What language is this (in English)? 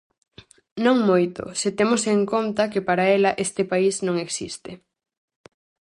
Galician